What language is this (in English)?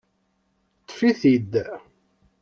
Kabyle